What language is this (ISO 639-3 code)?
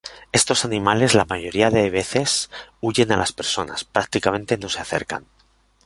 spa